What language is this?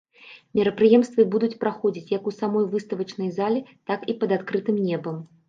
Belarusian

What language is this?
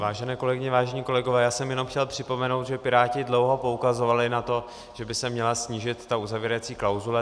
Czech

